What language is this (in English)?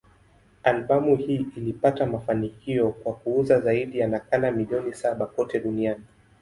Swahili